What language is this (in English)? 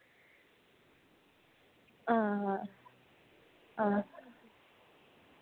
Dogri